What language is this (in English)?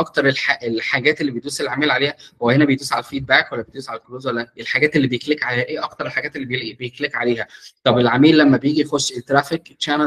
Arabic